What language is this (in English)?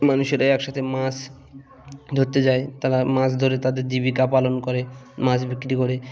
Bangla